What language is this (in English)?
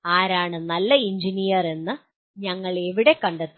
Malayalam